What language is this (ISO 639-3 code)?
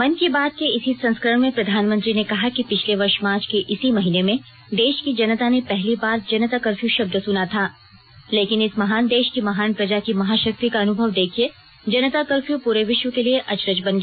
hin